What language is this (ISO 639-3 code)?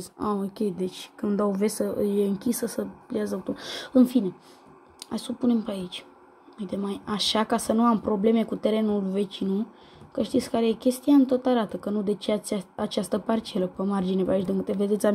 ron